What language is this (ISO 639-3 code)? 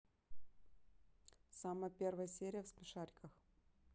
rus